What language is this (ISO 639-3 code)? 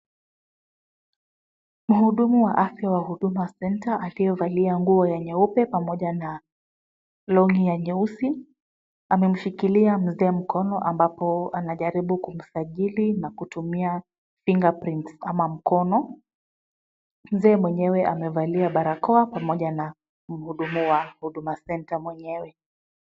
swa